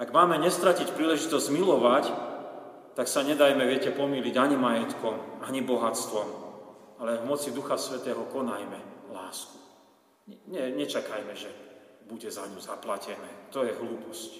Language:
Slovak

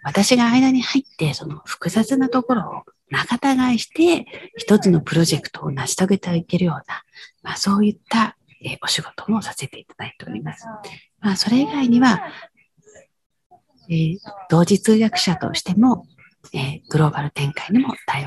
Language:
Japanese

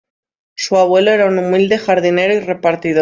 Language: Spanish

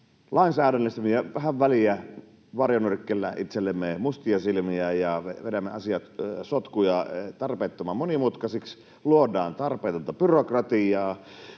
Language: Finnish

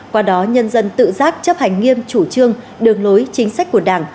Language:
Vietnamese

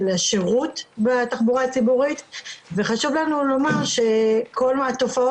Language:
Hebrew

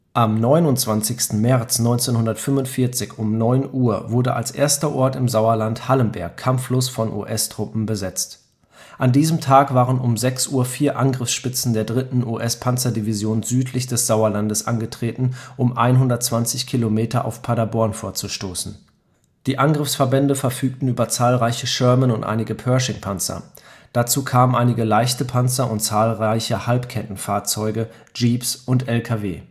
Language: German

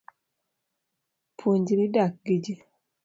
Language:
Luo (Kenya and Tanzania)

